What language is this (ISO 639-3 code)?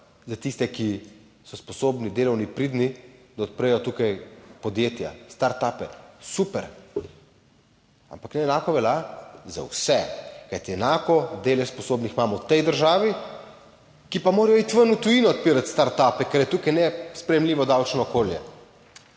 slv